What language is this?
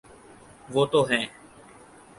Urdu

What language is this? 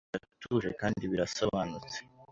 Kinyarwanda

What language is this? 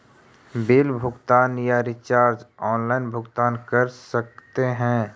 Magahi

